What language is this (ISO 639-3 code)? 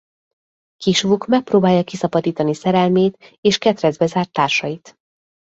hun